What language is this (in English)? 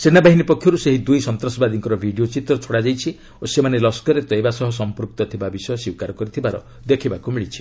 Odia